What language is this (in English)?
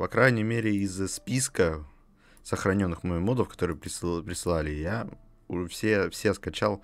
Russian